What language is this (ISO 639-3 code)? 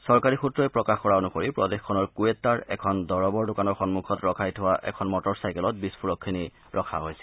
asm